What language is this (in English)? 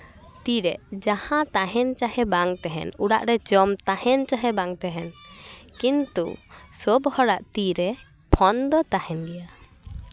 Santali